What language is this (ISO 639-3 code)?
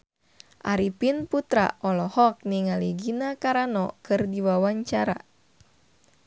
sun